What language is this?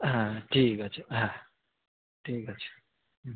Bangla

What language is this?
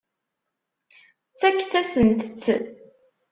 Kabyle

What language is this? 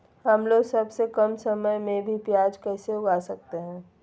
Magahi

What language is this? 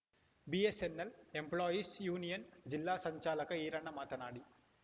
Kannada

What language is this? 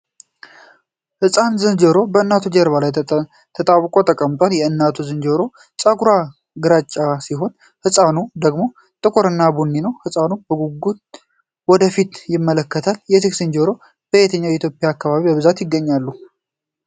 Amharic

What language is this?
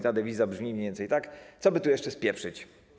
Polish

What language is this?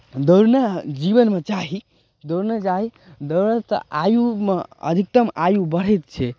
Maithili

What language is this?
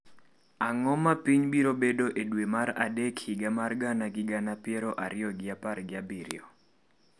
Luo (Kenya and Tanzania)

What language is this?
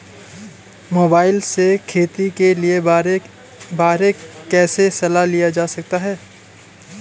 Hindi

